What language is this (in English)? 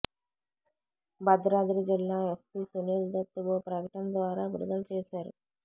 Telugu